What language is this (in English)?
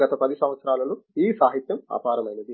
Telugu